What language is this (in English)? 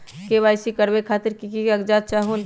Magahi